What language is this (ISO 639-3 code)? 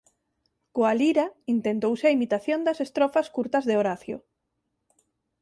glg